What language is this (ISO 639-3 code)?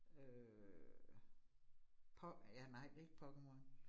dan